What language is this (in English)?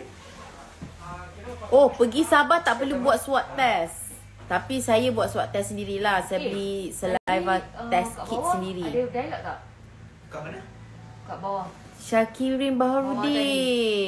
Malay